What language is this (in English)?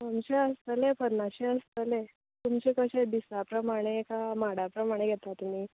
Konkani